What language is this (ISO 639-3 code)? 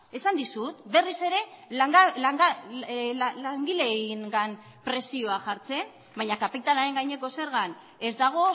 eus